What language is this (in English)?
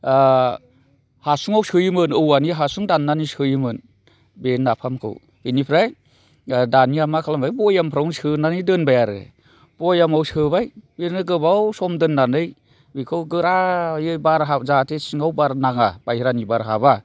Bodo